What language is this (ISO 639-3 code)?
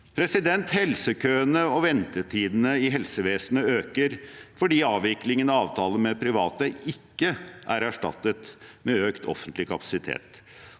nor